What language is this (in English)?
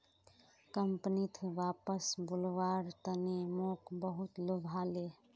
Magahi